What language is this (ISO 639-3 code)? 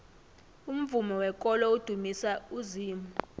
nbl